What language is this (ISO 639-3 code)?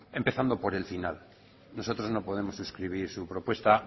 spa